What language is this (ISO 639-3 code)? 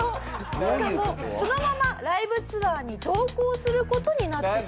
jpn